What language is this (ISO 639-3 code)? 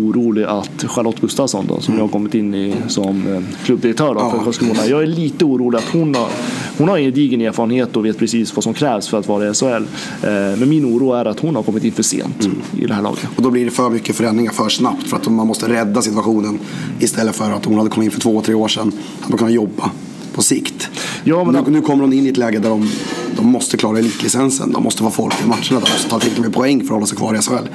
swe